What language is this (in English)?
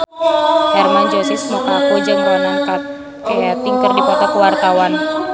Sundanese